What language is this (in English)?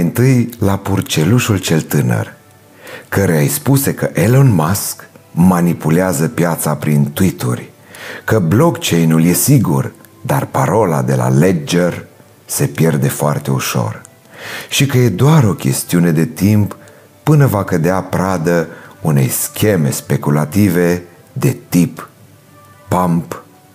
Romanian